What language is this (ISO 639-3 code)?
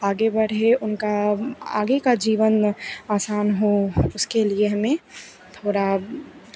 hin